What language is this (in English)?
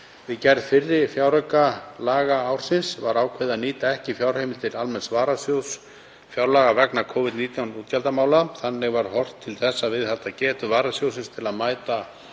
Icelandic